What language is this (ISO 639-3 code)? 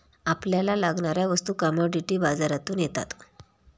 mar